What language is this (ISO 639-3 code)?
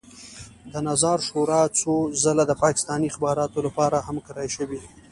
pus